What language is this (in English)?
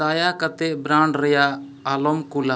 Santali